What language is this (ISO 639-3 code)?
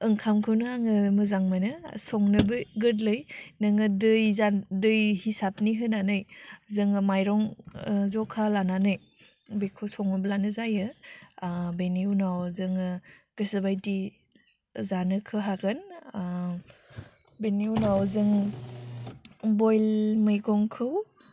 brx